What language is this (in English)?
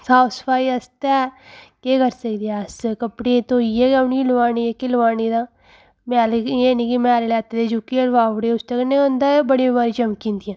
Dogri